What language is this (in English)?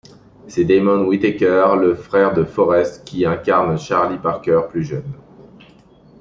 French